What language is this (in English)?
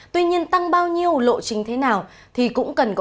Vietnamese